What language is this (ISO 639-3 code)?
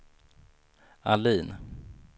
swe